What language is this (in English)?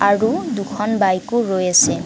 Assamese